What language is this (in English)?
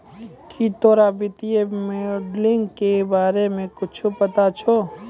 Maithili